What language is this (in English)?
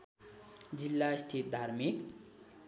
Nepali